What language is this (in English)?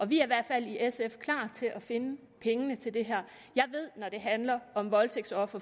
Danish